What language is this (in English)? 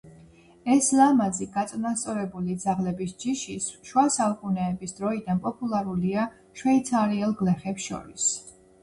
Georgian